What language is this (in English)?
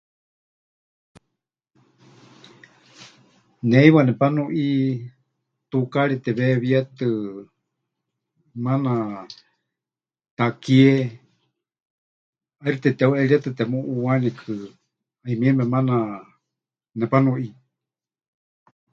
Huichol